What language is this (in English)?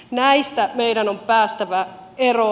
Finnish